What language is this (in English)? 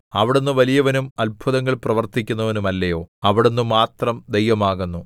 Malayalam